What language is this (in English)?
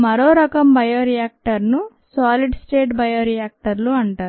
Telugu